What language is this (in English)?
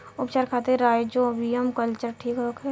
Bhojpuri